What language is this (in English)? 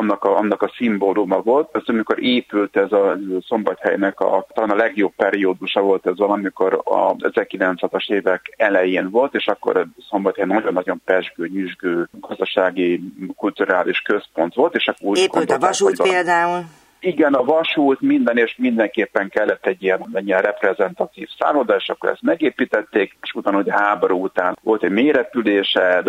Hungarian